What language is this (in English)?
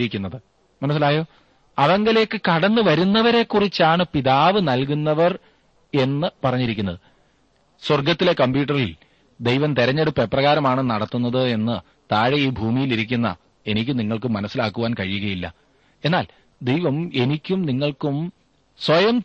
Malayalam